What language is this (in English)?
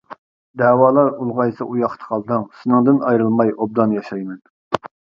Uyghur